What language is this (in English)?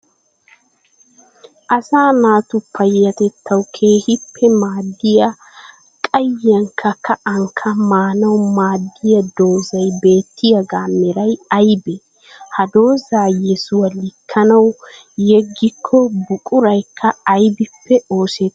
Wolaytta